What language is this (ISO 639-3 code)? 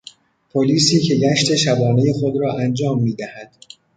fas